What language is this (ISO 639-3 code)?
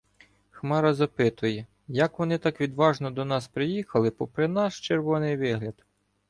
ukr